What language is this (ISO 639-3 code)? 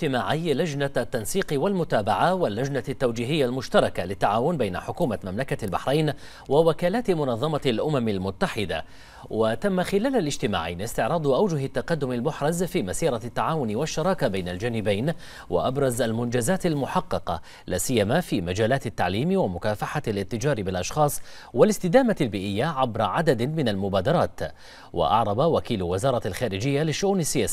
ara